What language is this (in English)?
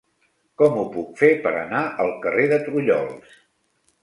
Catalan